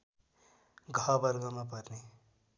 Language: Nepali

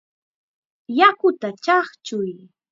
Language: Chiquián Ancash Quechua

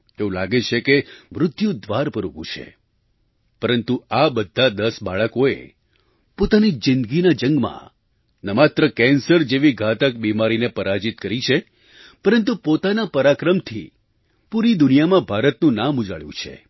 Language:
Gujarati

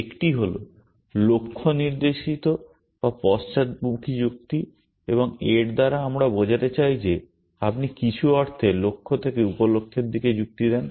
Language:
Bangla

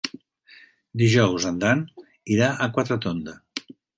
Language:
Catalan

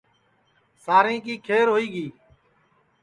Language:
Sansi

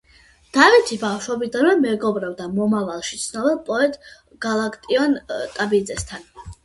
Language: Georgian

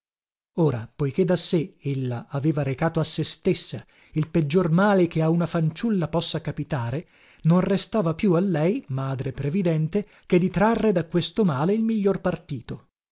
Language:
Italian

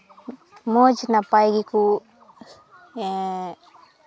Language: Santali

